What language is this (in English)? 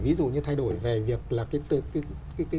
Vietnamese